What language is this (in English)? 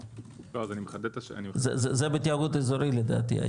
Hebrew